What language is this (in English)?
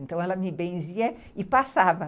Portuguese